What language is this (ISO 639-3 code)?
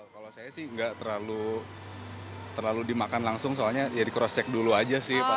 ind